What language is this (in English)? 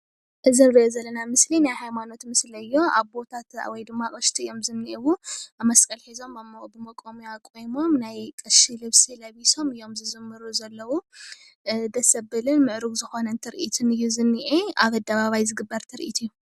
Tigrinya